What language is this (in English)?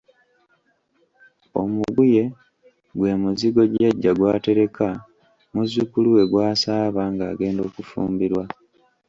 Ganda